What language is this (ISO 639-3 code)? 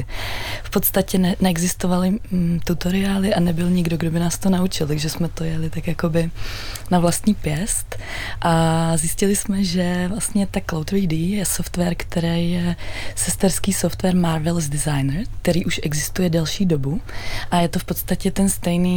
ces